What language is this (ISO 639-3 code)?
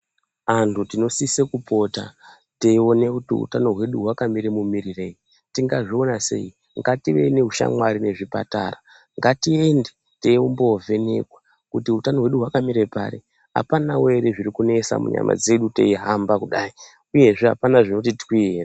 ndc